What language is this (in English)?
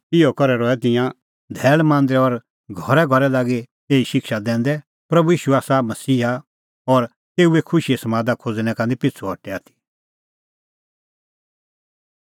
Kullu Pahari